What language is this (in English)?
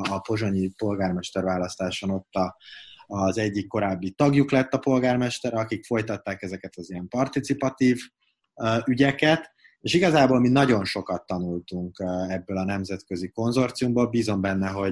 Hungarian